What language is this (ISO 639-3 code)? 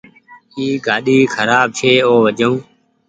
gig